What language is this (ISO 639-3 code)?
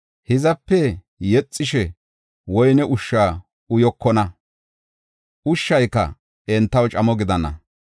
gof